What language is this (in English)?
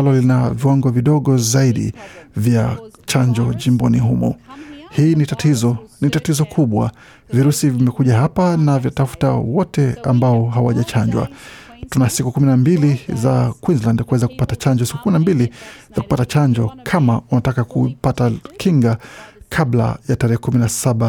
Swahili